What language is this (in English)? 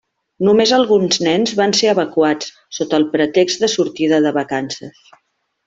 Catalan